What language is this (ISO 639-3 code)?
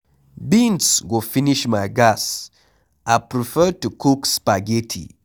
pcm